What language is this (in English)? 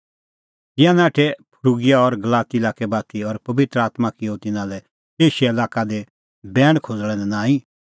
Kullu Pahari